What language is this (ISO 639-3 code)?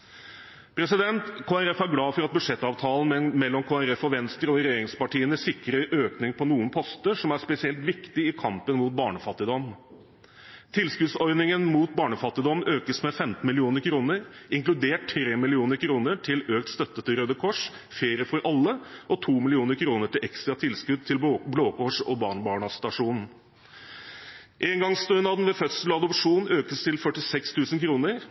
nob